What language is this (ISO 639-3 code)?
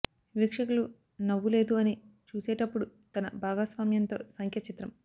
tel